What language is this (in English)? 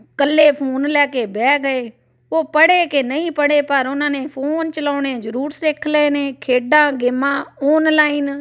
Punjabi